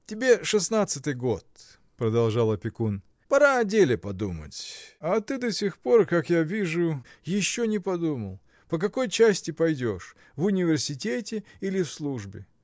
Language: Russian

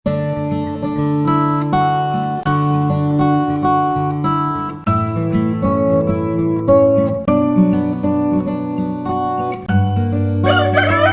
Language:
Korean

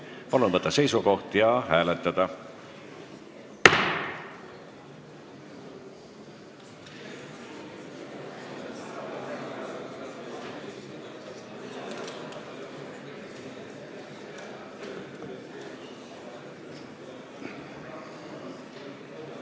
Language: Estonian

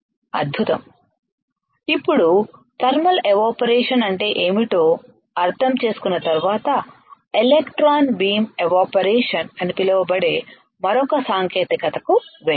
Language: Telugu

